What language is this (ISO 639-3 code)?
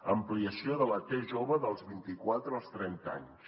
cat